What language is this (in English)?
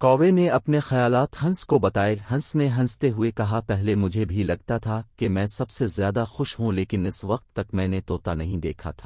Urdu